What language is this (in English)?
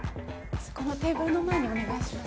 Japanese